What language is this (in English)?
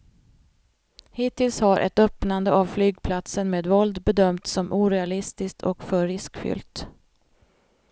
Swedish